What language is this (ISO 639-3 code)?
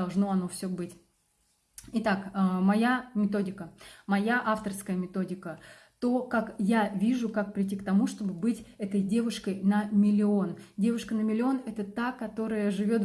rus